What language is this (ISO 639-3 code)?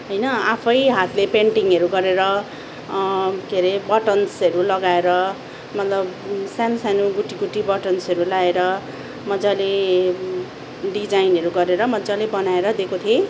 nep